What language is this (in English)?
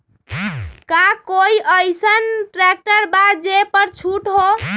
Magahi